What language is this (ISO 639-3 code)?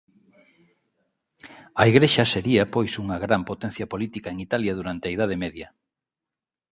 glg